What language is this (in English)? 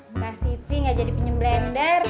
Indonesian